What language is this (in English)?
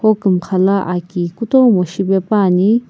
Sumi Naga